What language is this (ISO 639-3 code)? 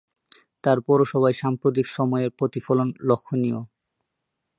ben